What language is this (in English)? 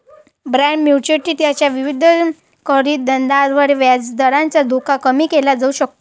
Marathi